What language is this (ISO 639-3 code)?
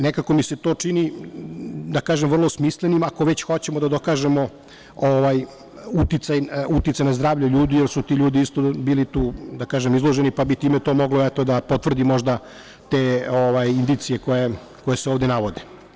srp